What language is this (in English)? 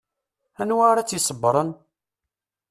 Kabyle